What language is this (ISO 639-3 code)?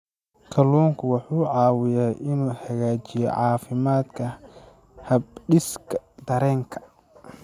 som